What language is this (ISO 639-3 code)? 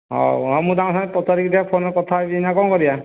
ori